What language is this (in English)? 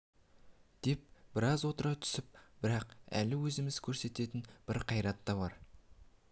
Kazakh